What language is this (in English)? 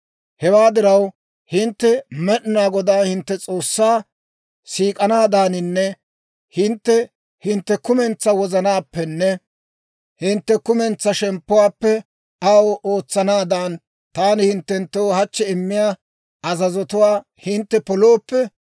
Dawro